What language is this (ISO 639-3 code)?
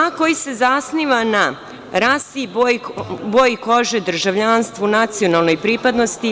srp